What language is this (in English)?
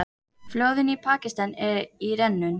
Icelandic